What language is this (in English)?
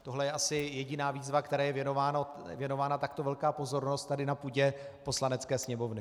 Czech